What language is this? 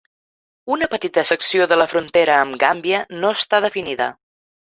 Catalan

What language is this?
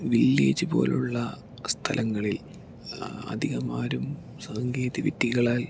Malayalam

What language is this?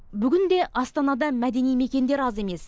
Kazakh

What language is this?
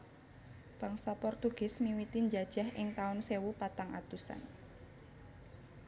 Javanese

